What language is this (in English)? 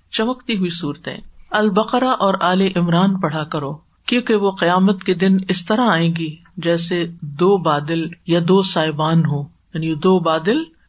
Urdu